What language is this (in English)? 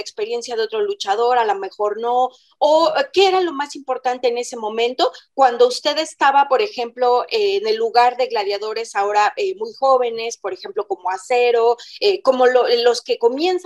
Spanish